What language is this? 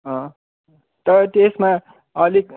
Nepali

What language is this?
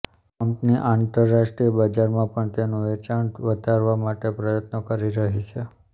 Gujarati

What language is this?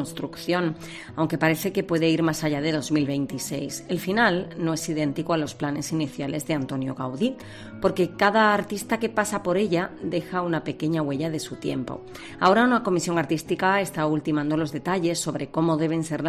Spanish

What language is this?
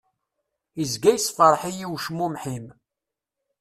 Kabyle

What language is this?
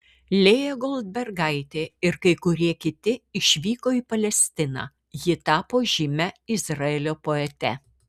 Lithuanian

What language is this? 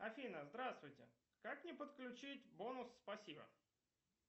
Russian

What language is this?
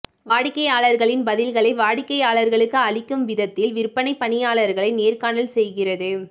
Tamil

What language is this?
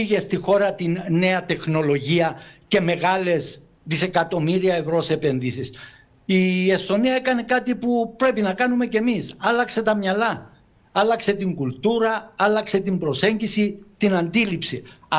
Greek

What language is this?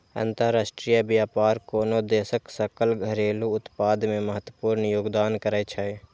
Maithili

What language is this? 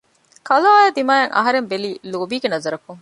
Divehi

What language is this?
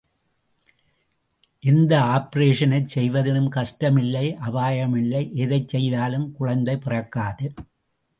Tamil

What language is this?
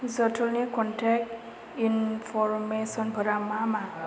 Bodo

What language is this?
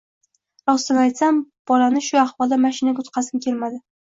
Uzbek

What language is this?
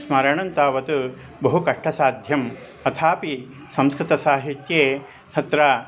Sanskrit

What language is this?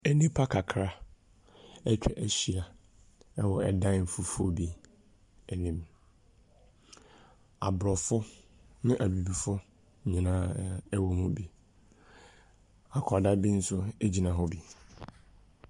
Akan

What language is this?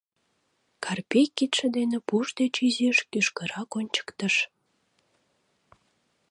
Mari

